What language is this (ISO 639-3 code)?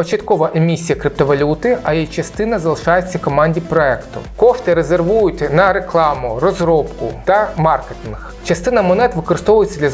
ukr